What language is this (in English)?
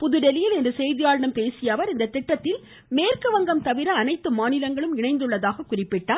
Tamil